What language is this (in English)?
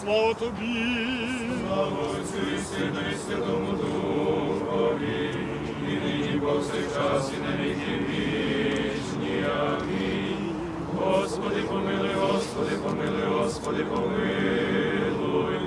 Ukrainian